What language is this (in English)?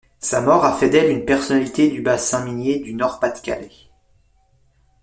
French